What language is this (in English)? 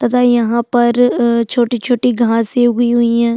Hindi